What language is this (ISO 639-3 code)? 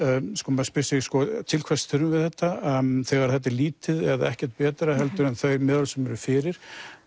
isl